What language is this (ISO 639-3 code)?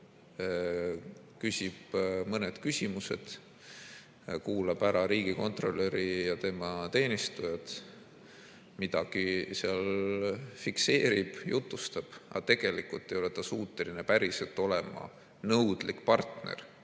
est